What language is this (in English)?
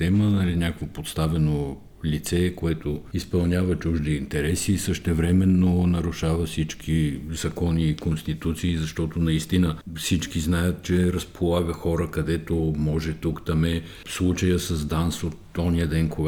Bulgarian